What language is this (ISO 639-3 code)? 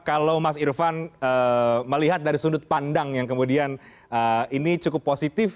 ind